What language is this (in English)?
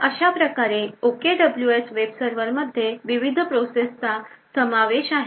Marathi